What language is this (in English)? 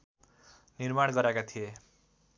Nepali